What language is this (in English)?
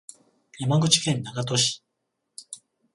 Japanese